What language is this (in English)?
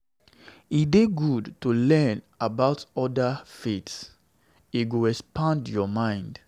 Nigerian Pidgin